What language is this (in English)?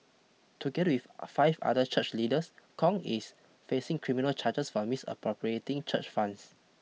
English